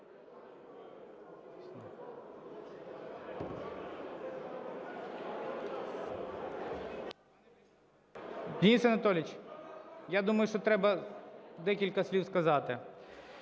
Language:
Ukrainian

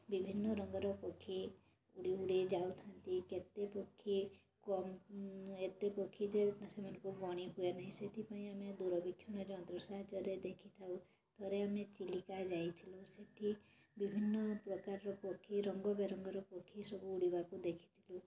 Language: Odia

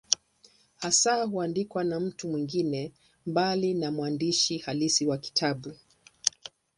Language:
Swahili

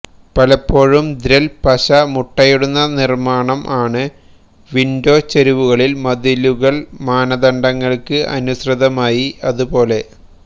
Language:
Malayalam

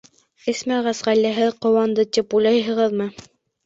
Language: Bashkir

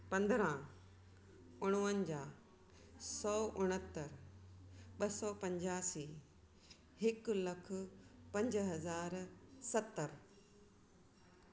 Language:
Sindhi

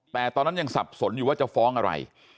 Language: Thai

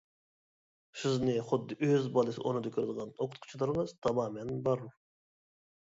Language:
Uyghur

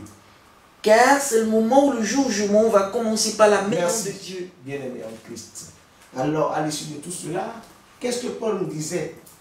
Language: French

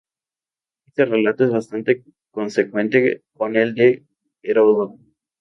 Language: Spanish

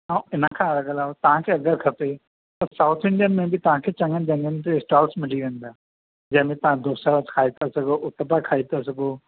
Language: Sindhi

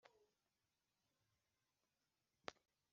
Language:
Kinyarwanda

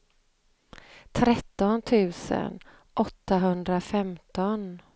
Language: Swedish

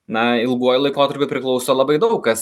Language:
Lithuanian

